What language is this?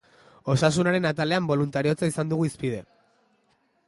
Basque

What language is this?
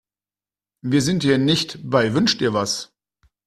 German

